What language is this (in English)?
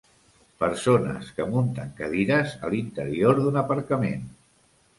Catalan